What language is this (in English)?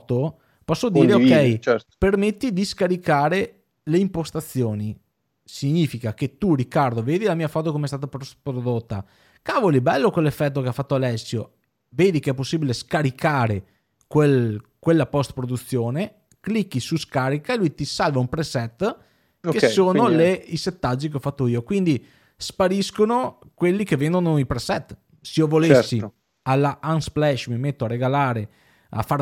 Italian